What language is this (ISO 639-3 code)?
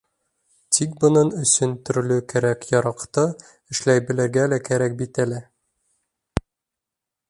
bak